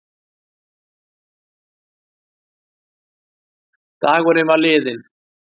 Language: Icelandic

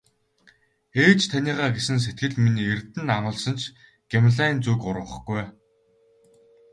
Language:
Mongolian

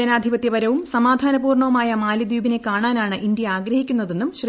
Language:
Malayalam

